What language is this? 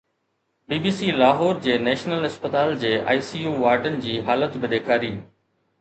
Sindhi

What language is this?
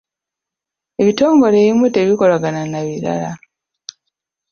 Ganda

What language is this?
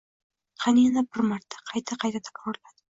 Uzbek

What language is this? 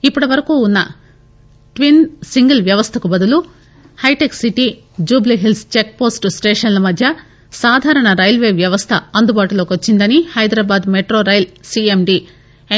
Telugu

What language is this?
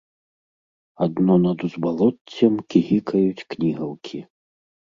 Belarusian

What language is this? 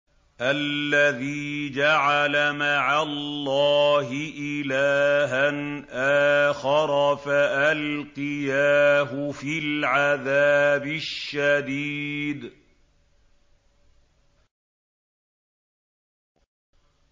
Arabic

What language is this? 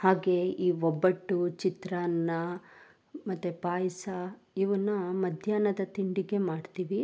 Kannada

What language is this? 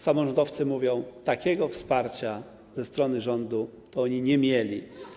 Polish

